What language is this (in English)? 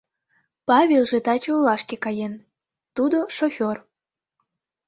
Mari